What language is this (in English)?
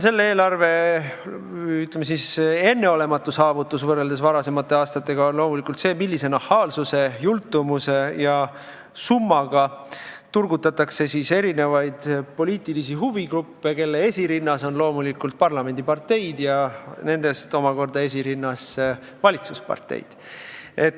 Estonian